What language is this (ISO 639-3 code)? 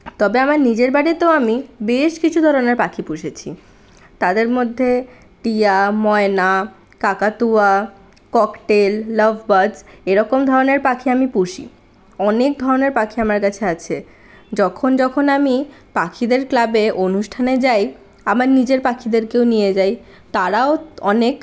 ben